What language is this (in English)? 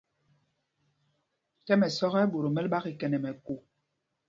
Mpumpong